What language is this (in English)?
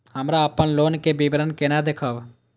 Maithili